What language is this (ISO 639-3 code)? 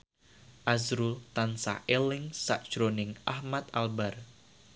jav